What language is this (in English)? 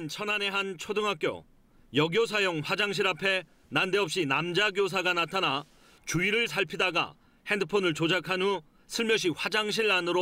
Korean